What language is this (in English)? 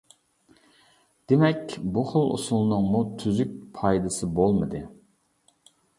Uyghur